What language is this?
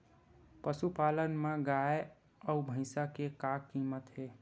Chhattisgarhi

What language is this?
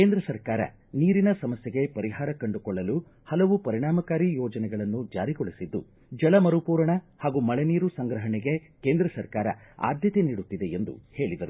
Kannada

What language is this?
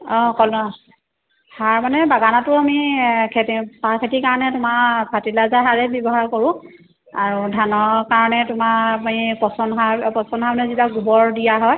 Assamese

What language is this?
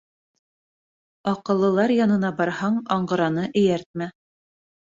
Bashkir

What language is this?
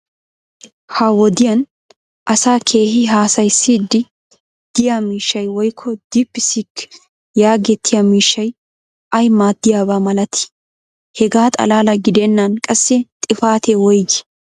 Wolaytta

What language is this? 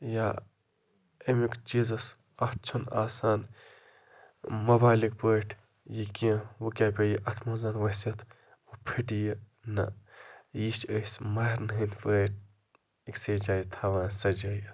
Kashmiri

